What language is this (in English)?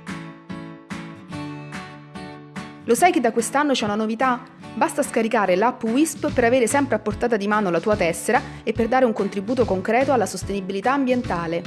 Italian